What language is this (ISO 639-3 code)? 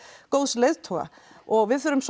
isl